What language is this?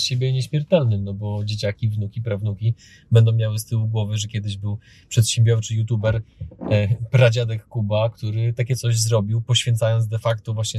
Polish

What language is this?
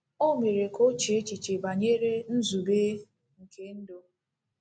Igbo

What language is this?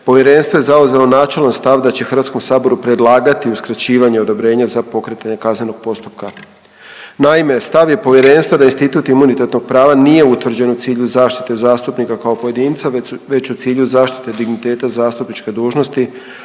Croatian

